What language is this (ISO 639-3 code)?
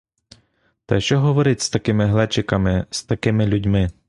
ukr